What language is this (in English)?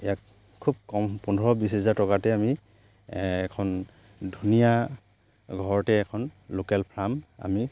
Assamese